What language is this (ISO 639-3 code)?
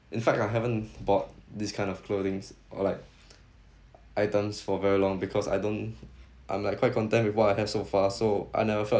eng